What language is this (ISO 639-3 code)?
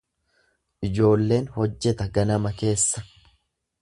orm